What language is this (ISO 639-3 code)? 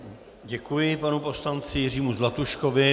ces